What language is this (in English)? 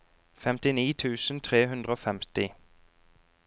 Norwegian